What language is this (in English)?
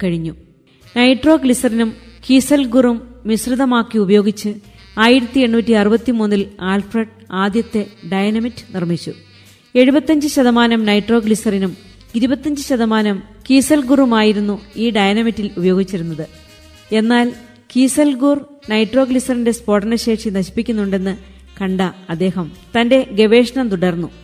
Malayalam